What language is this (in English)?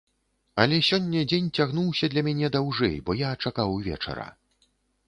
Belarusian